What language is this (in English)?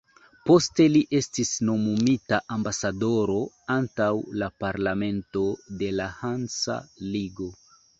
Esperanto